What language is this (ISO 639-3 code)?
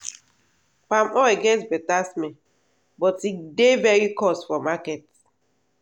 pcm